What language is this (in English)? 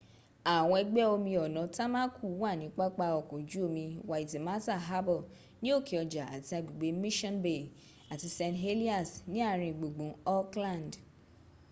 Yoruba